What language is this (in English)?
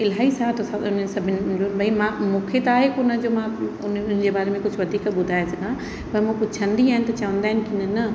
Sindhi